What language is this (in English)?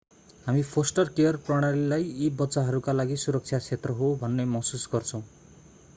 Nepali